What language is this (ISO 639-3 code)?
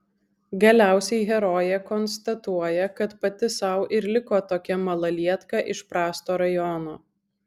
lit